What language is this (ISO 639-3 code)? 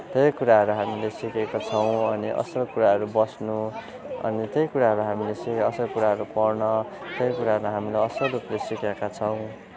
nep